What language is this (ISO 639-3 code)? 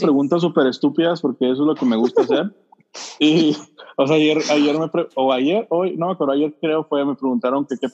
spa